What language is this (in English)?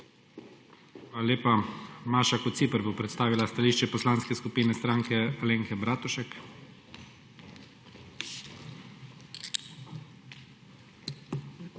Slovenian